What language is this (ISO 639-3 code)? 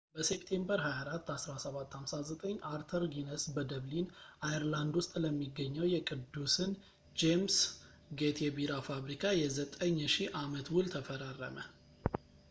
amh